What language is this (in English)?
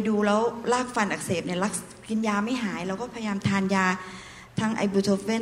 Thai